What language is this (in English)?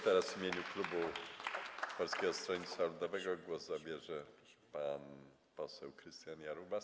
Polish